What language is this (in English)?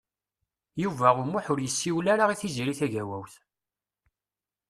Kabyle